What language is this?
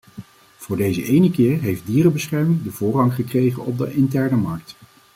Dutch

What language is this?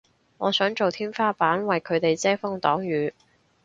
Cantonese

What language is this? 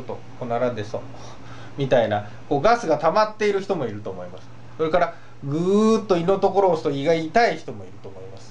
Japanese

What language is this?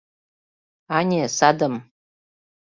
Mari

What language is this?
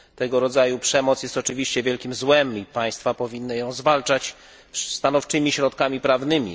Polish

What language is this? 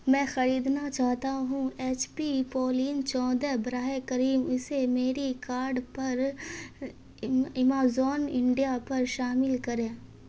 Urdu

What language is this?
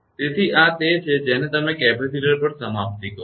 Gujarati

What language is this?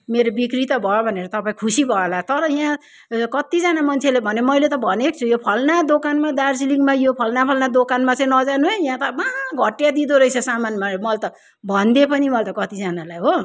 Nepali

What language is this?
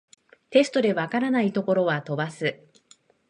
Japanese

